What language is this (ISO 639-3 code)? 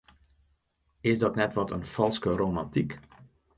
fry